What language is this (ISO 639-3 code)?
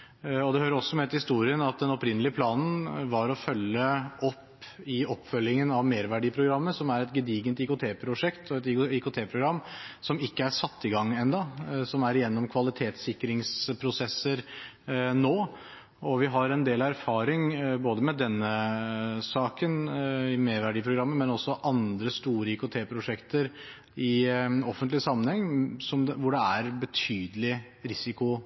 nob